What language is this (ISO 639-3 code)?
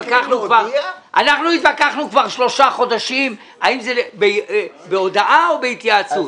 heb